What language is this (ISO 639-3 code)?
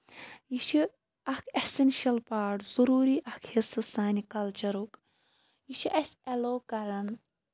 kas